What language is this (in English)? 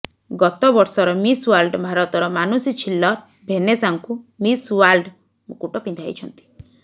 Odia